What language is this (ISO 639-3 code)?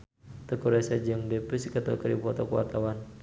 sun